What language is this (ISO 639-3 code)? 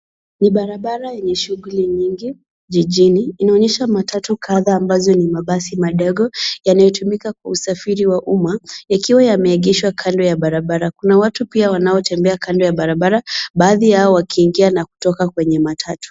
swa